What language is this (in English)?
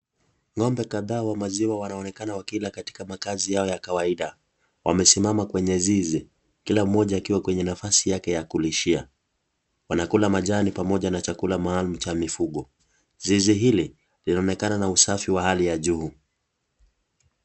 Swahili